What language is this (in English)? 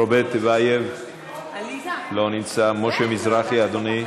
Hebrew